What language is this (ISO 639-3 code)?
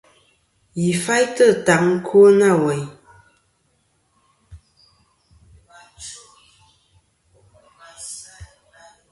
bkm